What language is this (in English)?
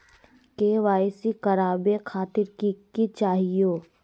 Magahi